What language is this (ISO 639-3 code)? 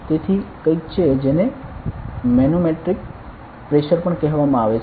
guj